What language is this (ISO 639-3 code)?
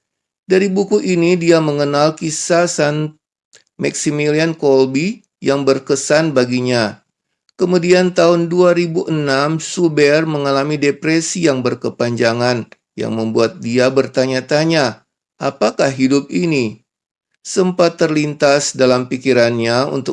ind